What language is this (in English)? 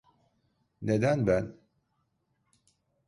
Turkish